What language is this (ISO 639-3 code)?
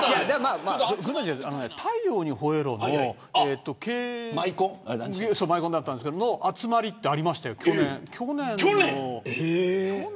jpn